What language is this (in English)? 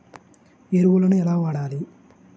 Telugu